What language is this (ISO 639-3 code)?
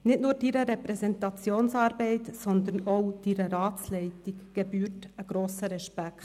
gsw